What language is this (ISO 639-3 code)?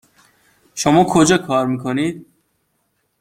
fas